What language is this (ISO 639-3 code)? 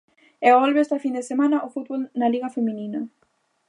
glg